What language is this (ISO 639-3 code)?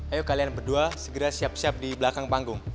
ind